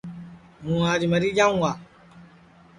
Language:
Sansi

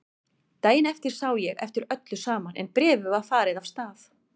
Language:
Icelandic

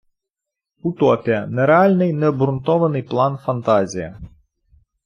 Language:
Ukrainian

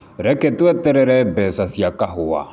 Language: Kikuyu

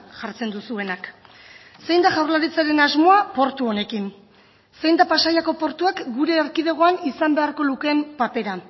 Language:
Basque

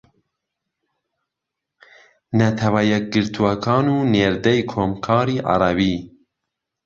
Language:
Central Kurdish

